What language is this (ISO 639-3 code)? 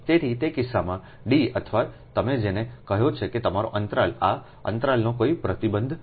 guj